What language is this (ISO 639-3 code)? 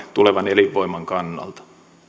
fin